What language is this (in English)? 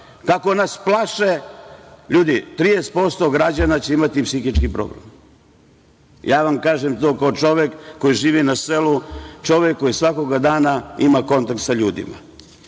Serbian